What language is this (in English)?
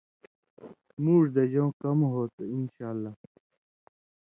Indus Kohistani